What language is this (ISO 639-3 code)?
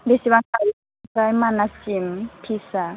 brx